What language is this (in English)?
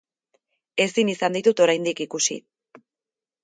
Basque